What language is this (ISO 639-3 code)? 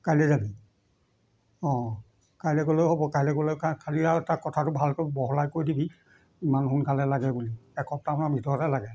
asm